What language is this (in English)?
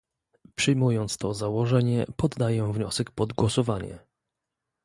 Polish